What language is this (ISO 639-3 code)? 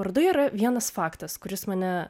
lit